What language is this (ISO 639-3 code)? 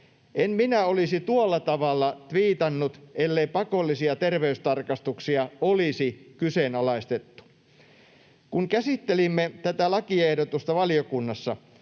fin